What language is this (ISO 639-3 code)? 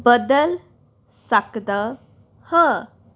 pan